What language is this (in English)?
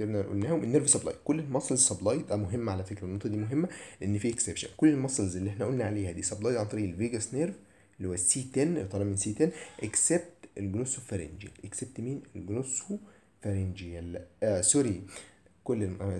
Arabic